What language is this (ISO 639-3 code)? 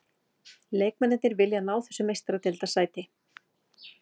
isl